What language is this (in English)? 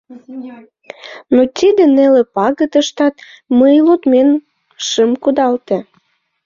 Mari